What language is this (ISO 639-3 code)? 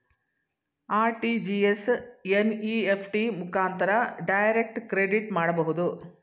kan